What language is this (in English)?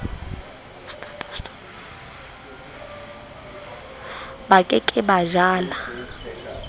Southern Sotho